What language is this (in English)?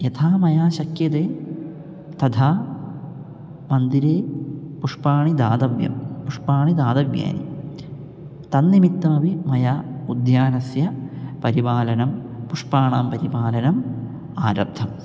Sanskrit